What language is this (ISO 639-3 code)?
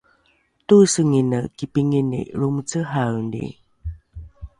dru